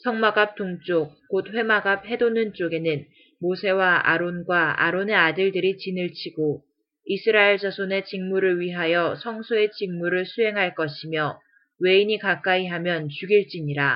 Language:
Korean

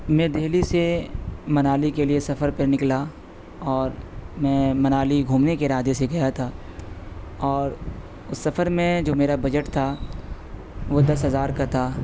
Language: Urdu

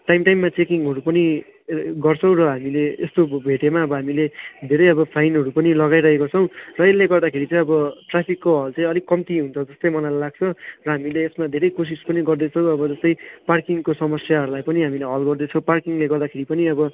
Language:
Nepali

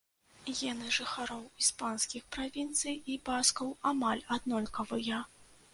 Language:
Belarusian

